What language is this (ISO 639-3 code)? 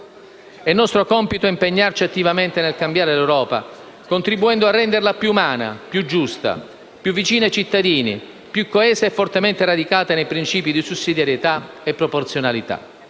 ita